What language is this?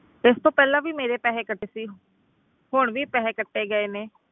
Punjabi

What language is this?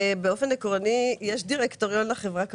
Hebrew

